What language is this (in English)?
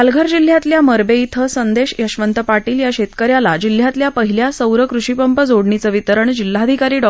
Marathi